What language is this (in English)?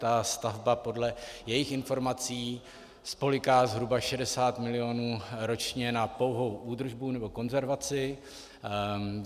Czech